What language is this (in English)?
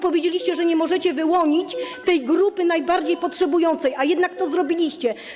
Polish